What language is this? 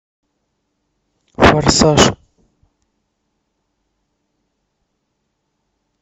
Russian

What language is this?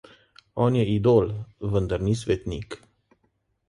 Slovenian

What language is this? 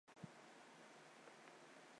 Chinese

